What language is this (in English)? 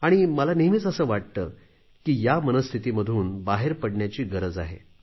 Marathi